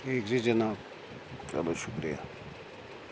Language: Kashmiri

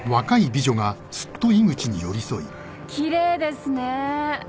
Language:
Japanese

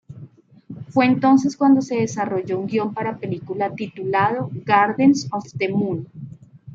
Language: Spanish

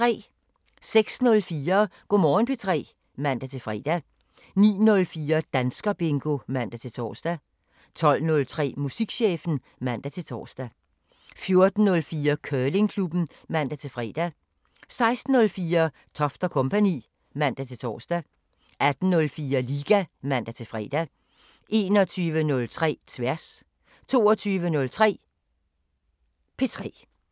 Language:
Danish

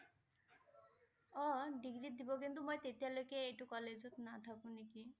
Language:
Assamese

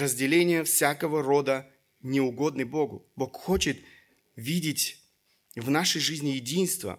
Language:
Russian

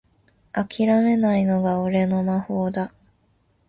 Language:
Japanese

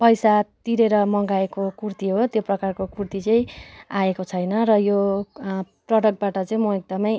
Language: Nepali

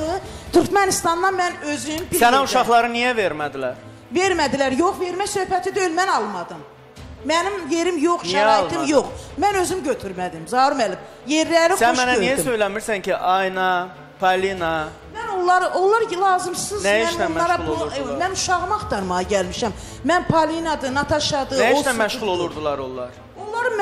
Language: Turkish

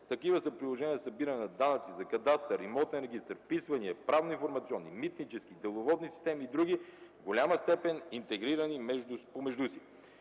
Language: Bulgarian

